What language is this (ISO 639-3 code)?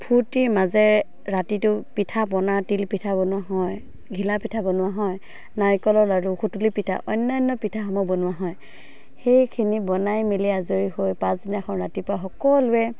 asm